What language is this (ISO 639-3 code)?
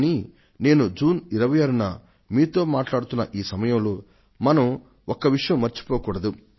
tel